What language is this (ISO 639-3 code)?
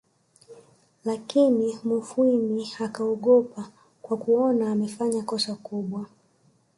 swa